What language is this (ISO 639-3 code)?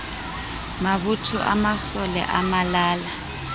sot